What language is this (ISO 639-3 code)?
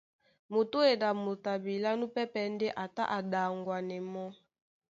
dua